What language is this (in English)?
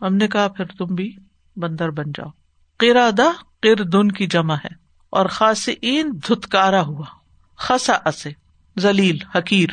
Urdu